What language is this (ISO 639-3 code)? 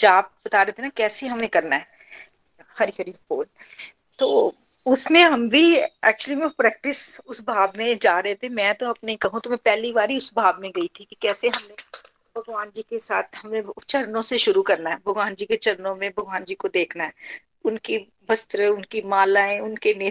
hin